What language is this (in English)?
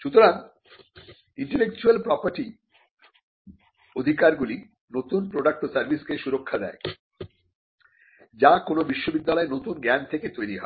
Bangla